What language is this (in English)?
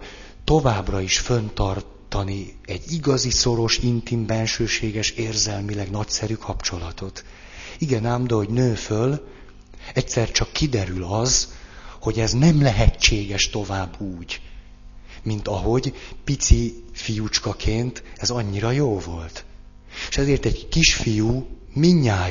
Hungarian